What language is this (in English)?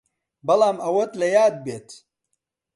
Central Kurdish